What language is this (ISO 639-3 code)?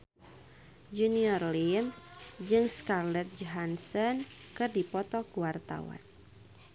sun